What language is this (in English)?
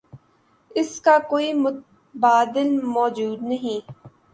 Urdu